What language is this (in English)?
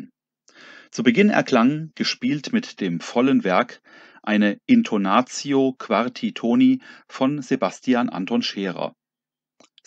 German